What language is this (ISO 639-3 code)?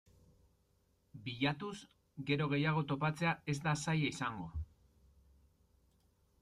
eus